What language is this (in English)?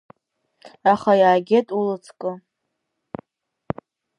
Abkhazian